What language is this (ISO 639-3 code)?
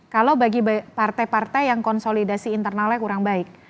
ind